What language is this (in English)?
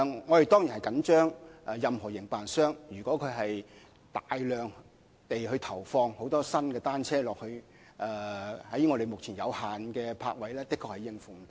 Cantonese